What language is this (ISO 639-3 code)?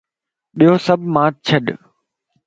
lss